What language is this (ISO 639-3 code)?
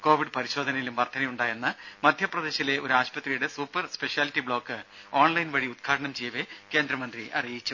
mal